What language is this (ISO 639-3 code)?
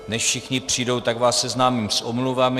ces